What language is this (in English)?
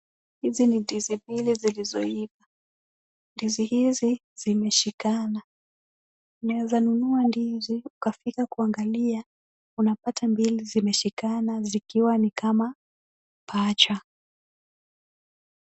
Swahili